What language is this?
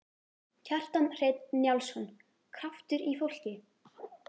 Icelandic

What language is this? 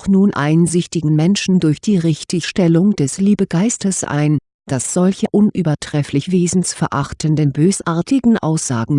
German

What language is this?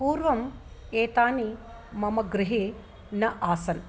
Sanskrit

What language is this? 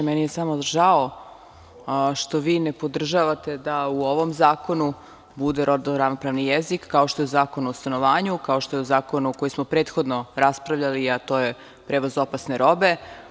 Serbian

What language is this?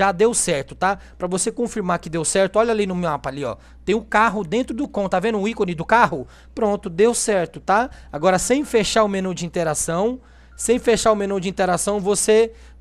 Portuguese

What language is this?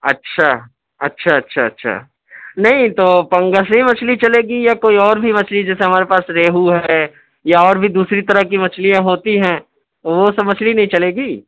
Urdu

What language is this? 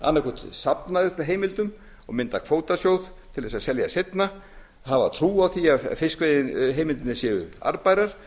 Icelandic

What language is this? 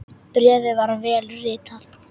Icelandic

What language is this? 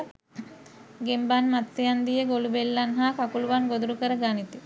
Sinhala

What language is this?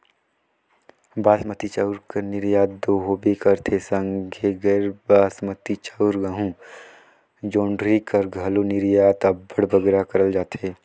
Chhattisgarhi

